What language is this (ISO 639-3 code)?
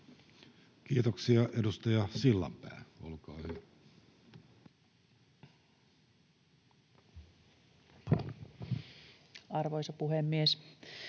fin